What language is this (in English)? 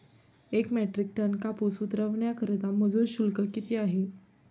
Marathi